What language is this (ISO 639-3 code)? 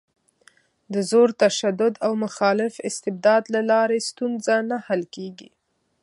pus